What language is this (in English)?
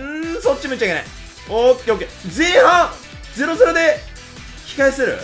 Japanese